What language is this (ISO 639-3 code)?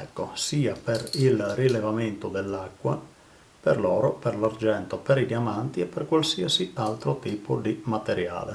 ita